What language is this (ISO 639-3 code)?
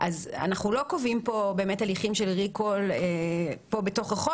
heb